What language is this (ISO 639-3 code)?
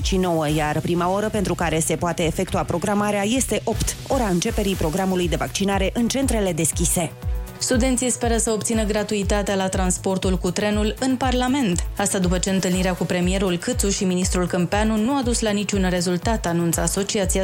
ron